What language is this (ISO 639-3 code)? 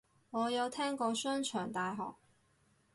yue